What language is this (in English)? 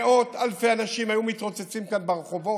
Hebrew